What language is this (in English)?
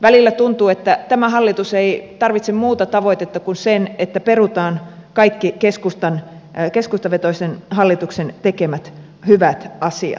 Finnish